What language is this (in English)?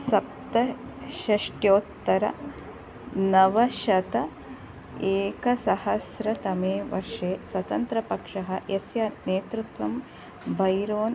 Sanskrit